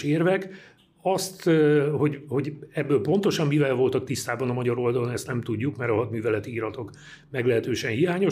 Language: Hungarian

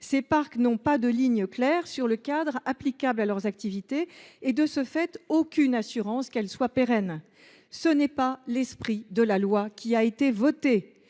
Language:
French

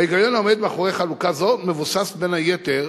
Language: Hebrew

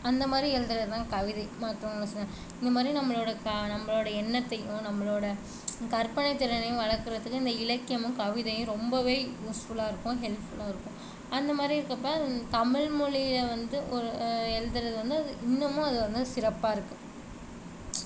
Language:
Tamil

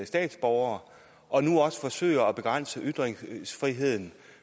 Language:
Danish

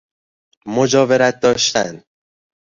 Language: Persian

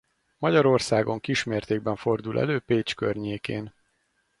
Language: Hungarian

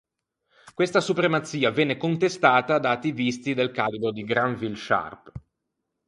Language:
Italian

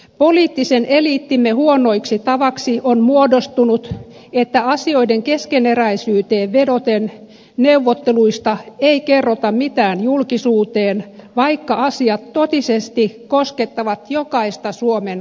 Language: Finnish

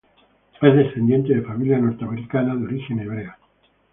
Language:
Spanish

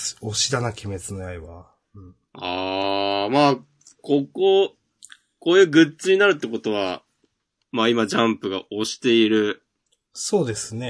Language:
Japanese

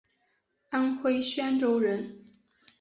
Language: Chinese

